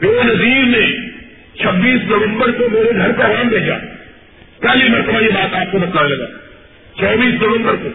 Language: Urdu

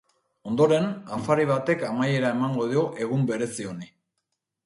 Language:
Basque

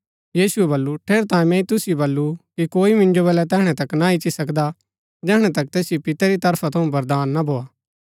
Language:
Gaddi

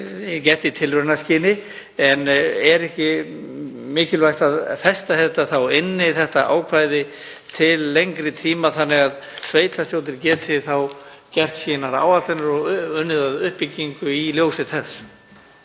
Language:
Icelandic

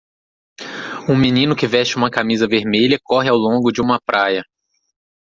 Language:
Portuguese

